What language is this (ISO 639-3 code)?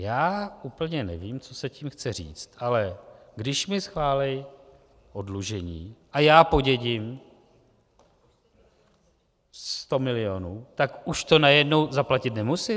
ces